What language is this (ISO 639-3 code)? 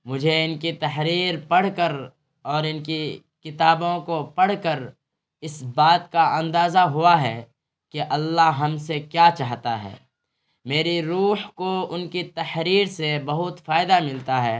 urd